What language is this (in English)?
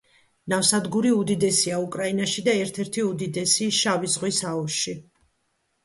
Georgian